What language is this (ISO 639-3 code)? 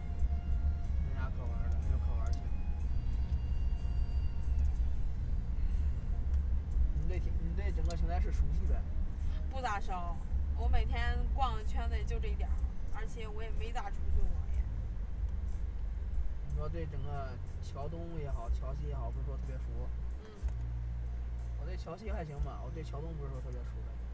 zho